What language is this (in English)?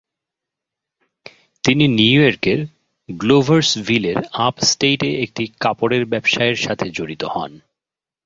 Bangla